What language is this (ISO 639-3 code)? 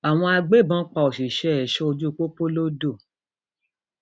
yor